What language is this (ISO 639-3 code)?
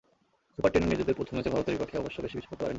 ben